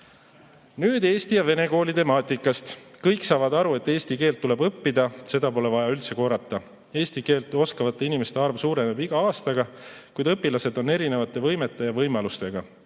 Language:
Estonian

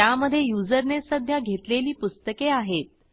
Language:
Marathi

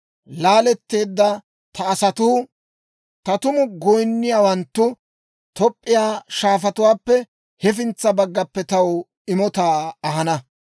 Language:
Dawro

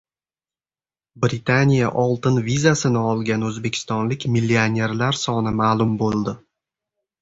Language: Uzbek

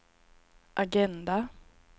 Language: Swedish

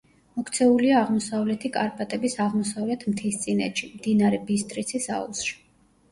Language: Georgian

